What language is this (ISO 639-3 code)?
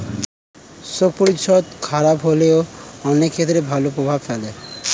ben